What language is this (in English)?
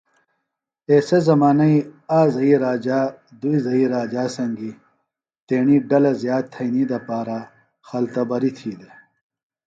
Phalura